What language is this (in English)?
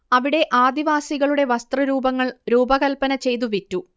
Malayalam